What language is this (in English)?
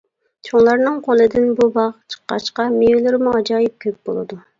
Uyghur